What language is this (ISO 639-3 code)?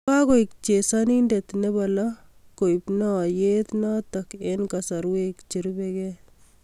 kln